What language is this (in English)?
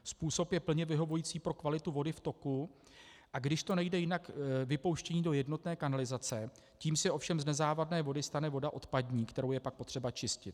Czech